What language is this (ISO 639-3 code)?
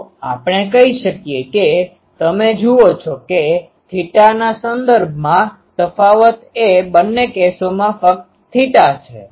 guj